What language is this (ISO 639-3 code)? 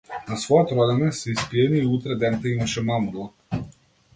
mkd